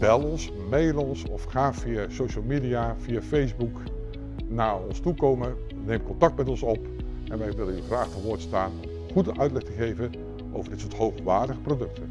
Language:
Dutch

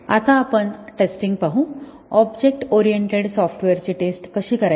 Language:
Marathi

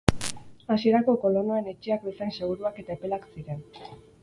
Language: Basque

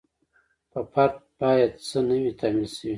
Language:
Pashto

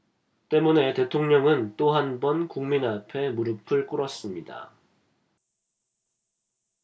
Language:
Korean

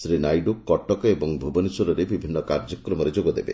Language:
Odia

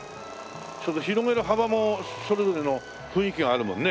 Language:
Japanese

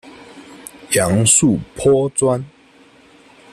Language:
Chinese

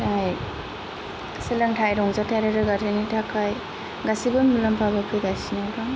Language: Bodo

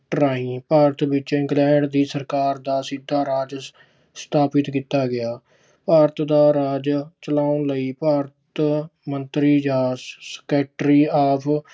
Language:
Punjabi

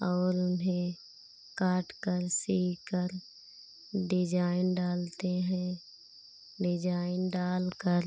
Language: Hindi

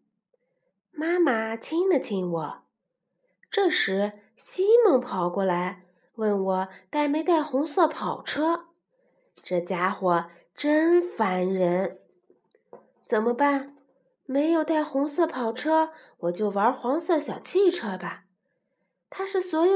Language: Chinese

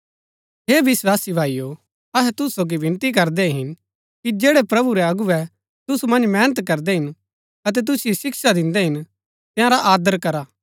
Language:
Gaddi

